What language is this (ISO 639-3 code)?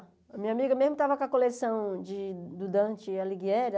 por